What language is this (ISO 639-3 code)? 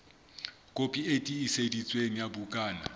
sot